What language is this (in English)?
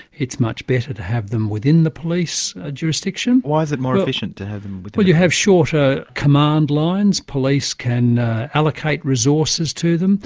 English